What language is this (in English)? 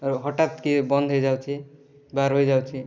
Odia